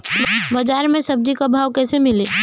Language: Bhojpuri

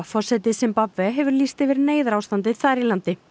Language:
Icelandic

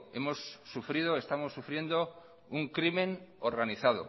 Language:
Spanish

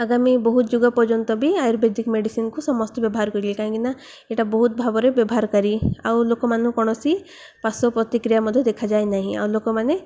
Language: Odia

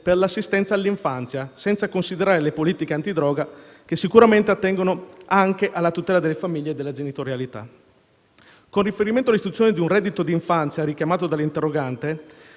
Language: Italian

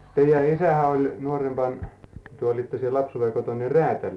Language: Finnish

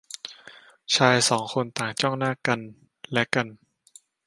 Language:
Thai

